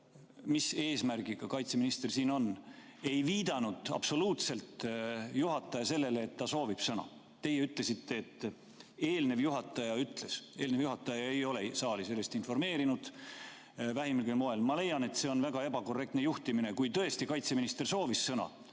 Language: Estonian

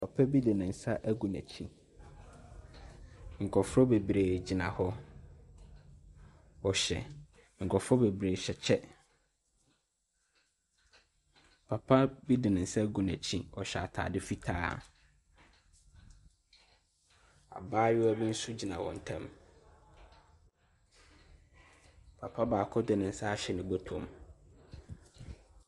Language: Akan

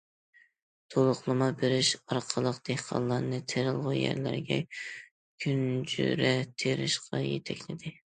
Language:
Uyghur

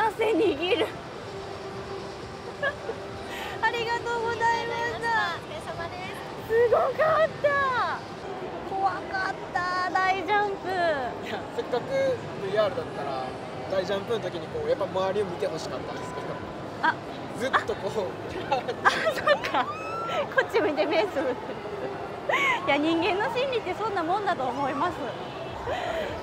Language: Japanese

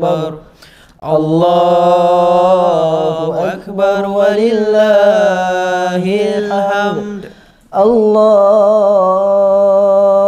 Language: Arabic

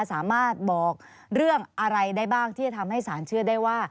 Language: Thai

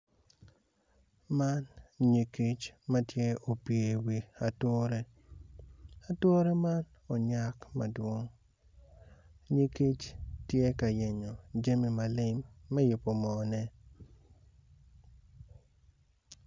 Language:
Acoli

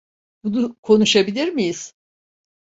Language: Turkish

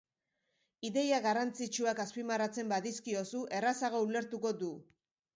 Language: Basque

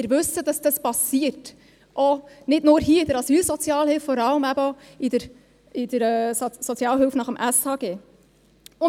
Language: Swiss German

